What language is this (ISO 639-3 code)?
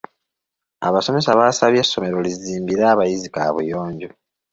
lug